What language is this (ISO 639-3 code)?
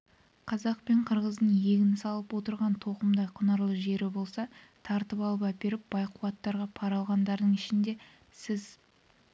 kaz